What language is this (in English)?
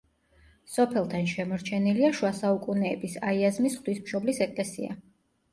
Georgian